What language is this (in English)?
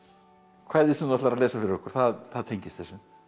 Icelandic